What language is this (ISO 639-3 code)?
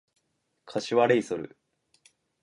jpn